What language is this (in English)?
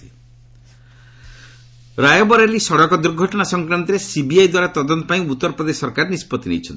Odia